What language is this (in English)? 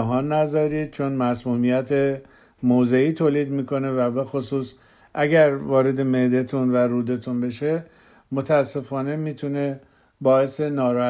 Persian